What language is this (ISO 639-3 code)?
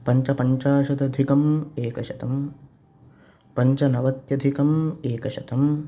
san